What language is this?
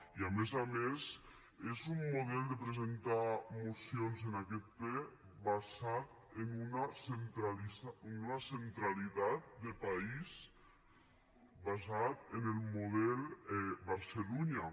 Catalan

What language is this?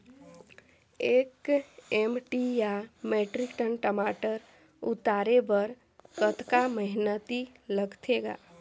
Chhattisgarhi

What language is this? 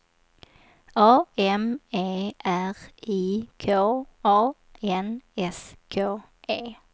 Swedish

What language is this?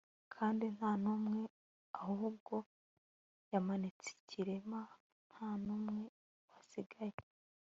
Kinyarwanda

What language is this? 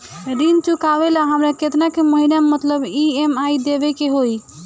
Bhojpuri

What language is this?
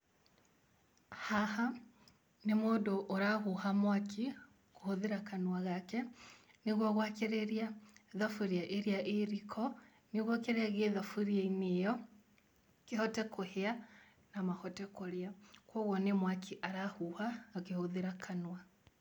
Kikuyu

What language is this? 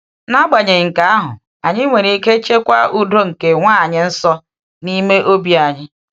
Igbo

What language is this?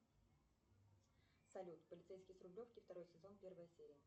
Russian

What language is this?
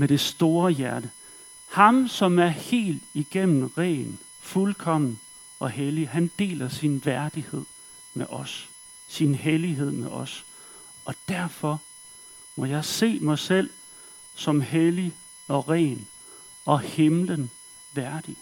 Danish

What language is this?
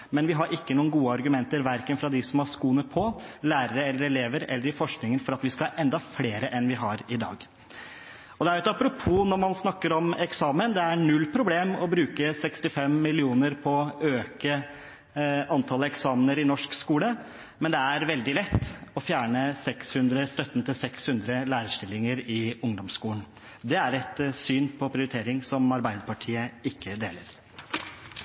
Norwegian Bokmål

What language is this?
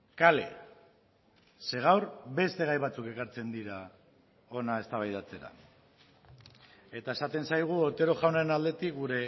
Basque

